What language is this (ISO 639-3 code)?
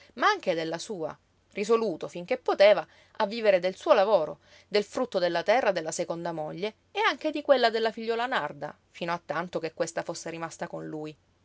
ita